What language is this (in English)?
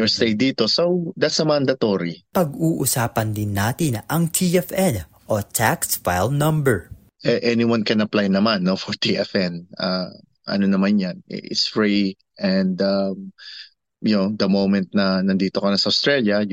Filipino